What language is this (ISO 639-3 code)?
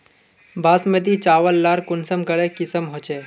mag